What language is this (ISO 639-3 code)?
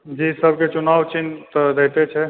mai